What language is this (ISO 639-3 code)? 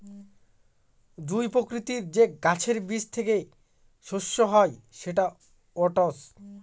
ben